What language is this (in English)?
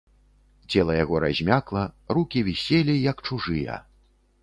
Belarusian